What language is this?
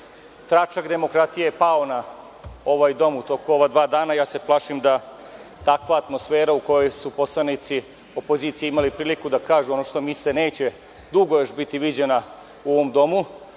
Serbian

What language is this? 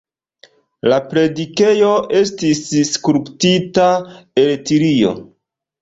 Esperanto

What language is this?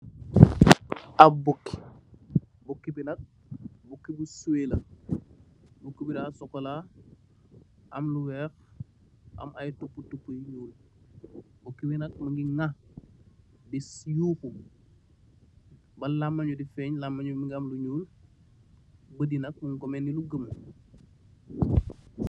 Wolof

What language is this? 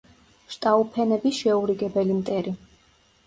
Georgian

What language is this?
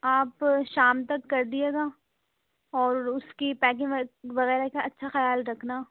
Urdu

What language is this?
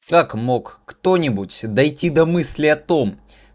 Russian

